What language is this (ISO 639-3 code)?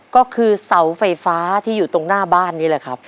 tha